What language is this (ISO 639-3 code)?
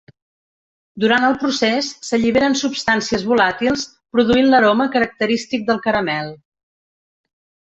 cat